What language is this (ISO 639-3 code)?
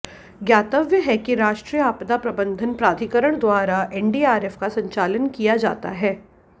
hin